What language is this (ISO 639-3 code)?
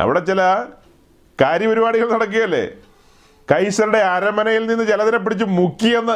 mal